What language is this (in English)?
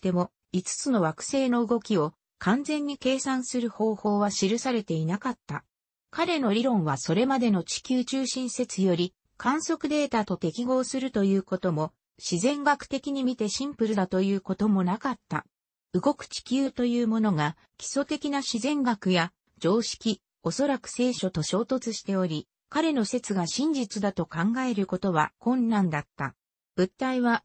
Japanese